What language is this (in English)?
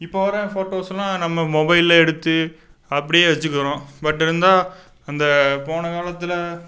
Tamil